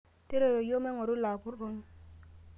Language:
Masai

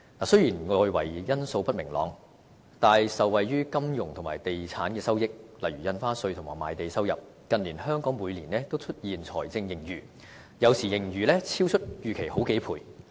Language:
Cantonese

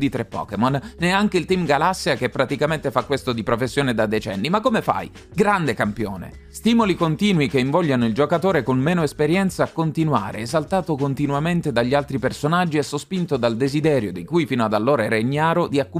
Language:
Italian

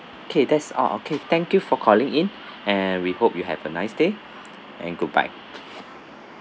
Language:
English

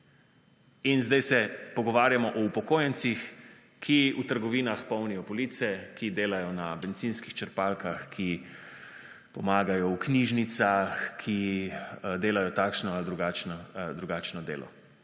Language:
Slovenian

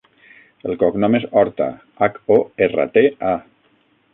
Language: Catalan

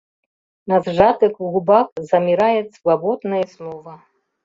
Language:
Mari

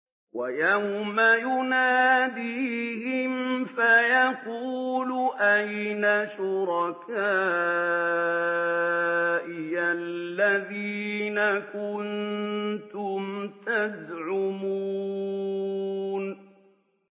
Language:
Arabic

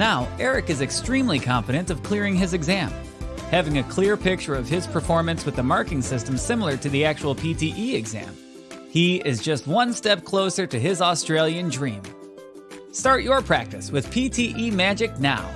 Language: English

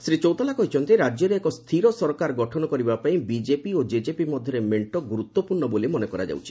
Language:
Odia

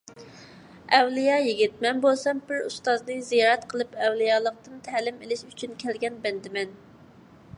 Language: Uyghur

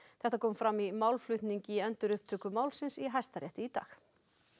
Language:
Icelandic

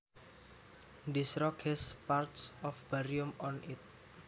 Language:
Javanese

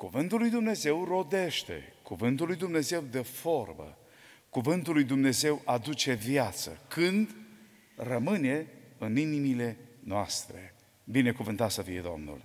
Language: Romanian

